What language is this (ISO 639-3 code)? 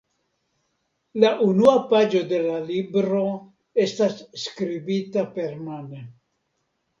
epo